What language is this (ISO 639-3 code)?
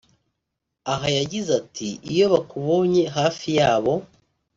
kin